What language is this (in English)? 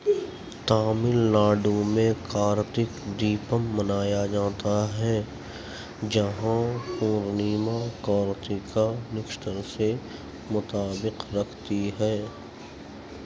Urdu